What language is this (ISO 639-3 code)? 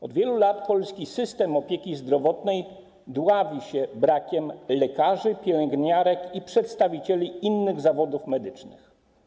pol